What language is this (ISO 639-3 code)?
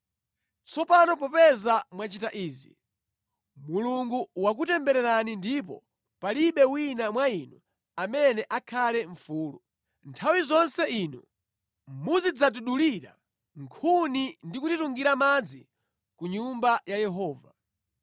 nya